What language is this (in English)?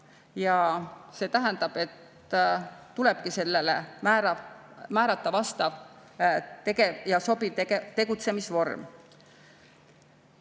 Estonian